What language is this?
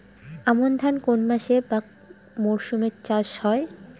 Bangla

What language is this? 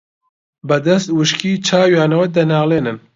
Central Kurdish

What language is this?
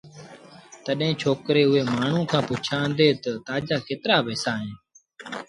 Sindhi Bhil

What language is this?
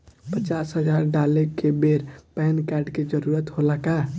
Bhojpuri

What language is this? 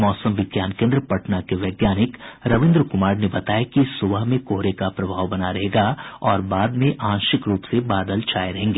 Hindi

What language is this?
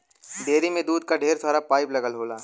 Bhojpuri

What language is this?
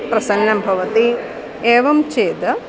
Sanskrit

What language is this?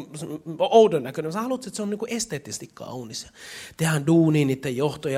Finnish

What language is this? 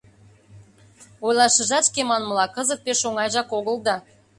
Mari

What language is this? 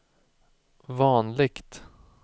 Swedish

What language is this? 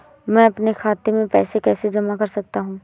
Hindi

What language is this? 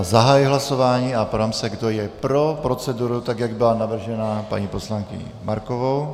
Czech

